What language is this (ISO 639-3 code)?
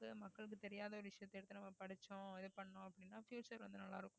tam